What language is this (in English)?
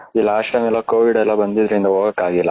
Kannada